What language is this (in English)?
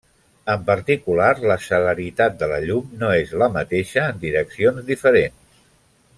Catalan